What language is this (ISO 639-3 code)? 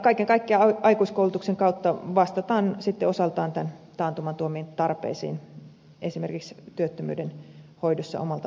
fin